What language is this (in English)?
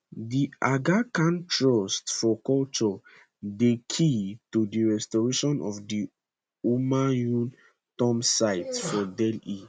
Nigerian Pidgin